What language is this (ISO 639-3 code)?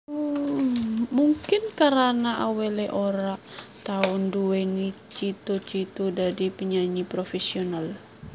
jav